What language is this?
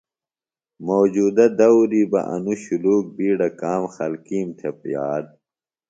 Phalura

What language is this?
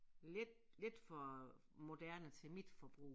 Danish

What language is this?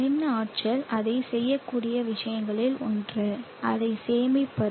Tamil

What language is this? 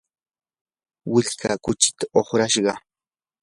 Yanahuanca Pasco Quechua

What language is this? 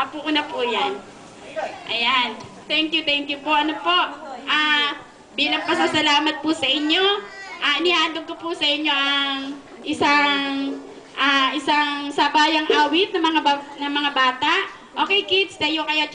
Filipino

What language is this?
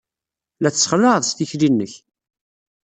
Kabyle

